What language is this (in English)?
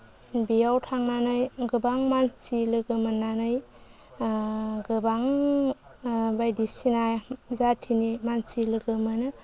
Bodo